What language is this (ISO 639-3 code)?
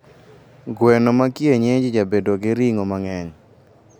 luo